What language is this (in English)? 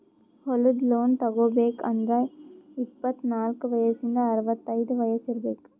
Kannada